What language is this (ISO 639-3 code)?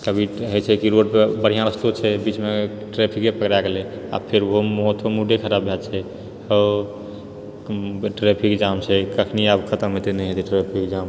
mai